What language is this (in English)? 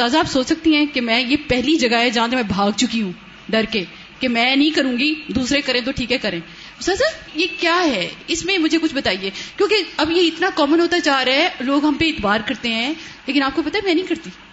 Urdu